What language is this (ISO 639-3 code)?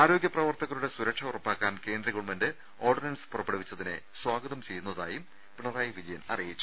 mal